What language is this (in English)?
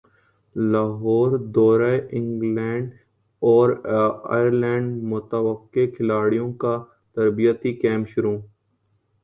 Urdu